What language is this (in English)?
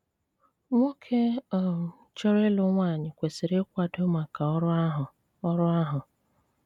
Igbo